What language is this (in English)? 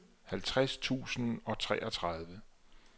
Danish